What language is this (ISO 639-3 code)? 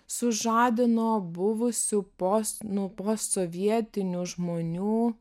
lit